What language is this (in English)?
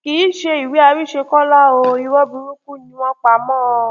Yoruba